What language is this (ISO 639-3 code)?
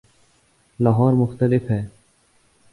urd